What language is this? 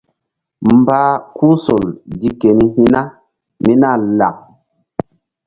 Mbum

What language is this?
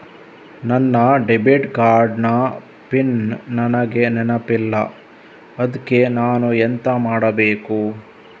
Kannada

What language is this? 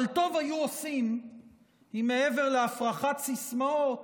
Hebrew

